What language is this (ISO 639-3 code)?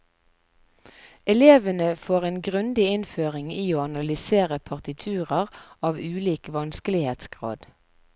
nor